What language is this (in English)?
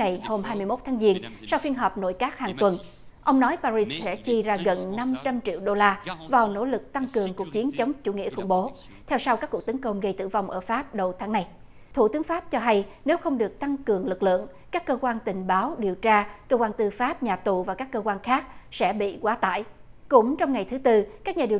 Vietnamese